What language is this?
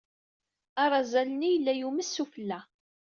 Kabyle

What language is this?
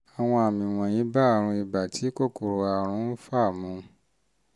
Yoruba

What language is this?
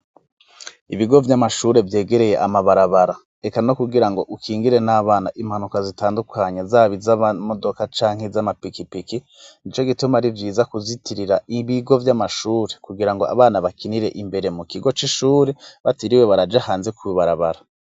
Rundi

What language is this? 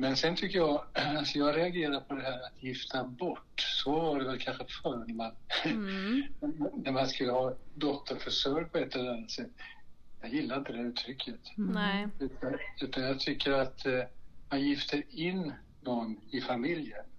Swedish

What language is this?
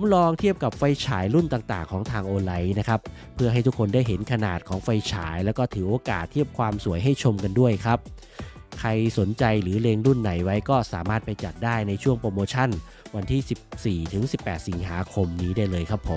Thai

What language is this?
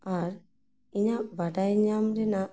Santali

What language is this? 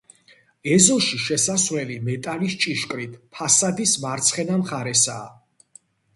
Georgian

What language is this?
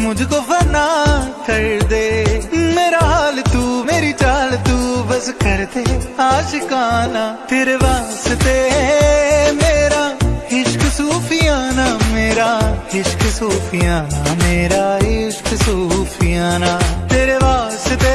Hindi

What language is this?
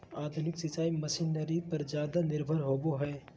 Magahi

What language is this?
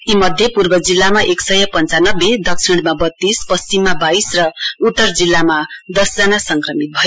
Nepali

